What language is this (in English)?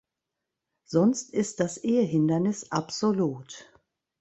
German